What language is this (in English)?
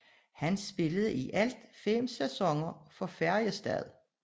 Danish